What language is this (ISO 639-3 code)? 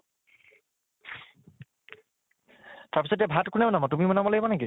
asm